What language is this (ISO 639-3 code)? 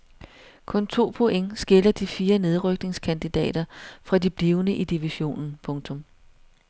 dan